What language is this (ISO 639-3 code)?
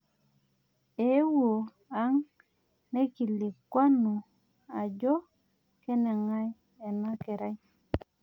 mas